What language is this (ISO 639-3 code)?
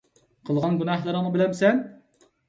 uig